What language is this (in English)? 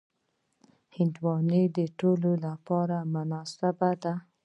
Pashto